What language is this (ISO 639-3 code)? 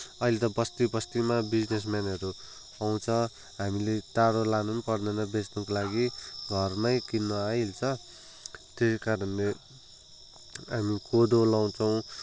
nep